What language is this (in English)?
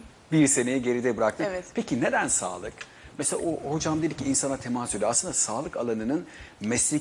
Turkish